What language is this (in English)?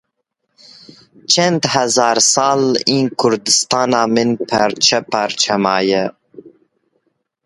Kurdish